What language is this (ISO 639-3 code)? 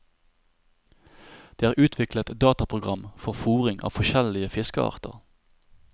nor